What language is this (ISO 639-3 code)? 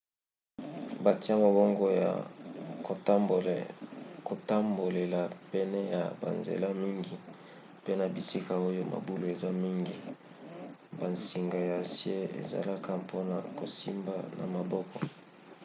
lin